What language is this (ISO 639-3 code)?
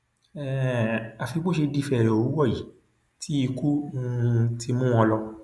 yor